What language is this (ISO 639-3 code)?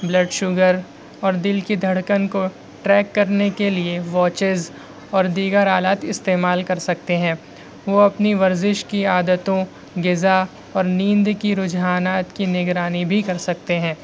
urd